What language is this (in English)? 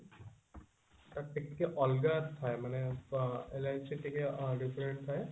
Odia